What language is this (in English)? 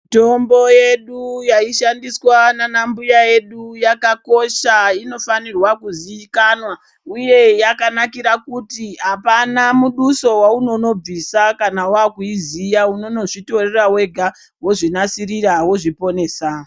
Ndau